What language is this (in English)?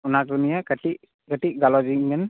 Santali